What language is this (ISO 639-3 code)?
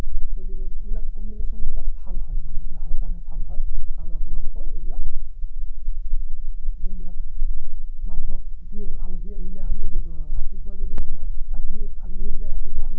asm